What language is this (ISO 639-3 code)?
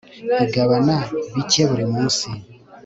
kin